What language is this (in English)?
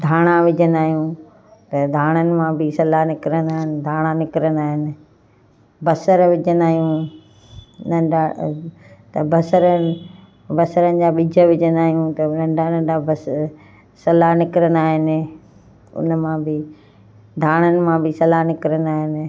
Sindhi